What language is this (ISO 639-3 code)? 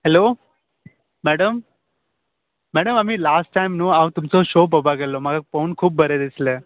kok